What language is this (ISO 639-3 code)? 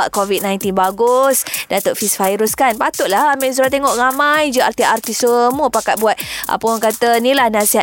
msa